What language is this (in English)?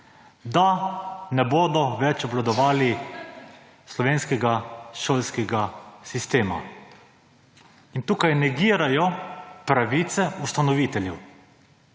Slovenian